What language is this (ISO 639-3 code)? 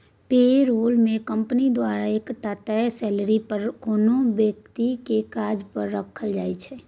mai